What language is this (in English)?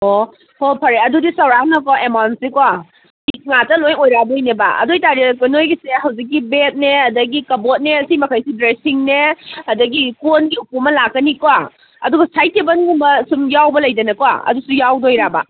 Manipuri